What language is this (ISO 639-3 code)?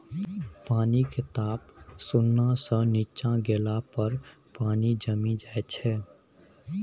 mai